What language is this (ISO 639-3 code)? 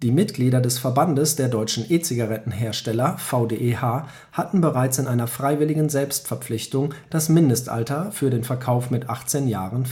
deu